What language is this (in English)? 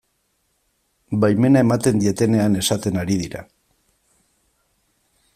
Basque